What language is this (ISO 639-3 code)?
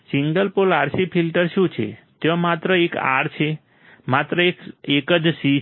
guj